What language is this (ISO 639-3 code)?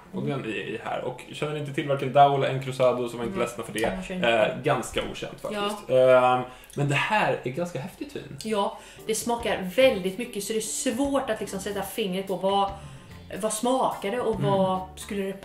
swe